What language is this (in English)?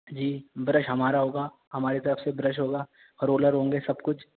Urdu